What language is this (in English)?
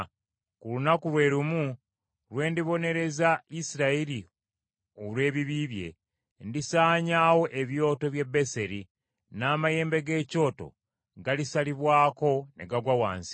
Ganda